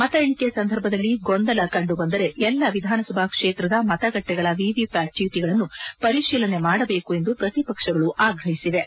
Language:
Kannada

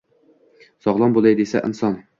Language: Uzbek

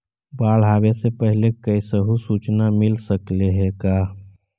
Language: Magahi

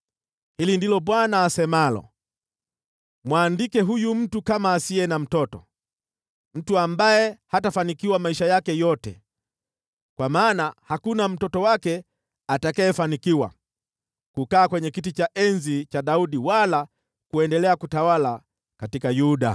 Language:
Swahili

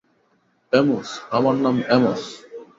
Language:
Bangla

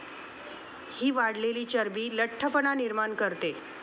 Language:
Marathi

